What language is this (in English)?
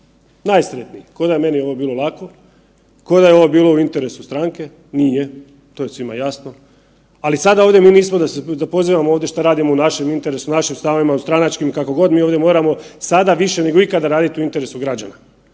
Croatian